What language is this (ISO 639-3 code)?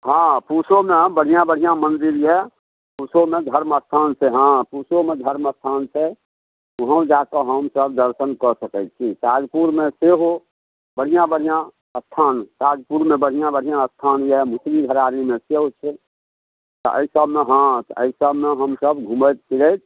mai